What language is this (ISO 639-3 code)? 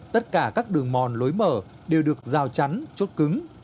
vie